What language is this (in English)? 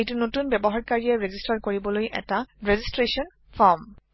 Assamese